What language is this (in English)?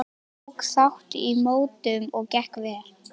Icelandic